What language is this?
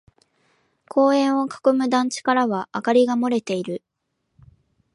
Japanese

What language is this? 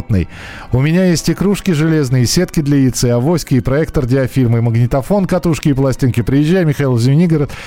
Russian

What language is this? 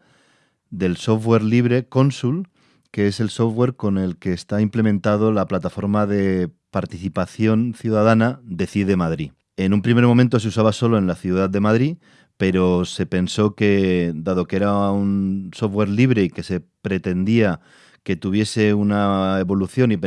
Spanish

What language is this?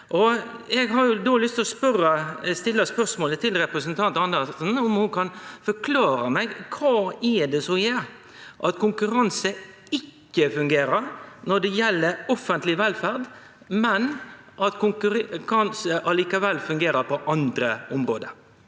Norwegian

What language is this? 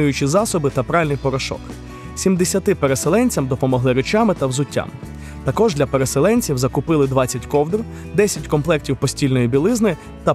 Ukrainian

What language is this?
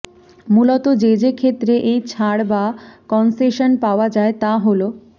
Bangla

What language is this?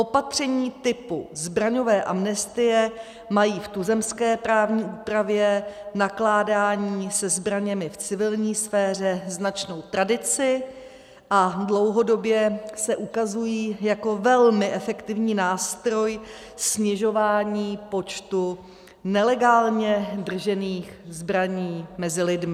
Czech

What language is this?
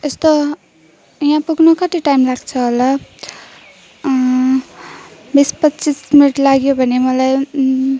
Nepali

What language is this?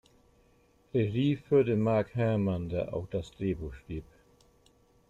German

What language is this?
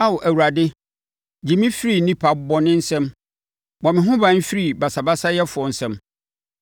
Akan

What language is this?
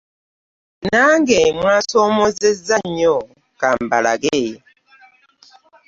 Ganda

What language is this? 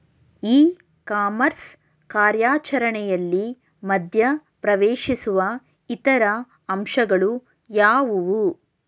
Kannada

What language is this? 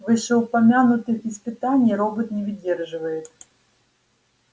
Russian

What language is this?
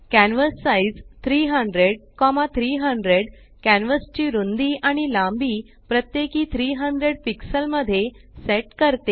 Marathi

